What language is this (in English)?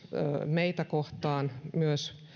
Finnish